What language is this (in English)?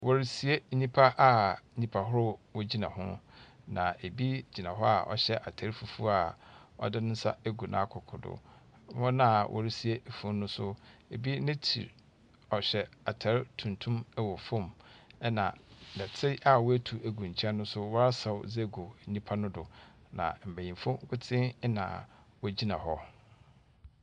Akan